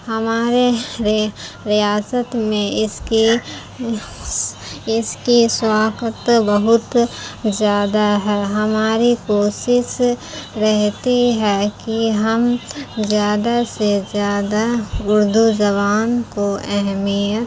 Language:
Urdu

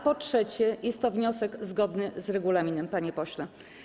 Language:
Polish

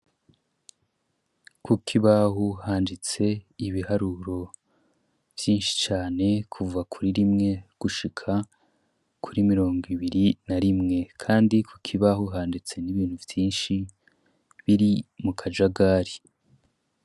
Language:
Rundi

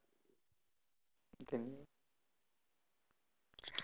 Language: Gujarati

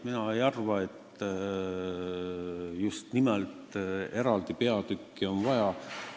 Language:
Estonian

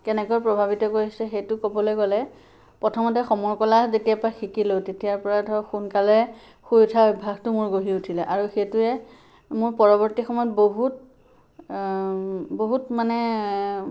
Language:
Assamese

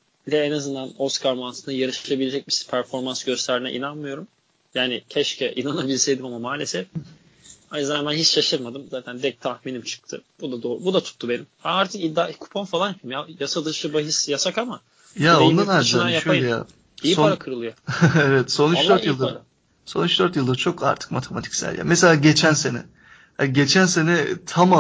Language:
Turkish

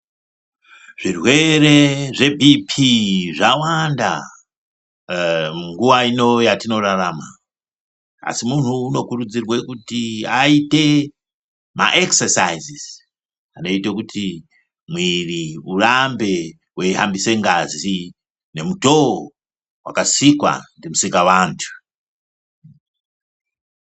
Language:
Ndau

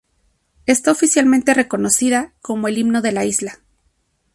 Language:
Spanish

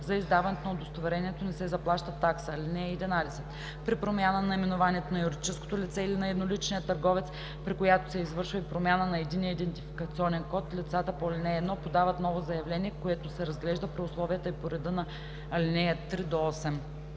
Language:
Bulgarian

